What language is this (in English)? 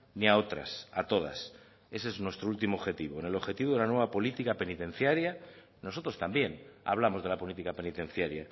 Spanish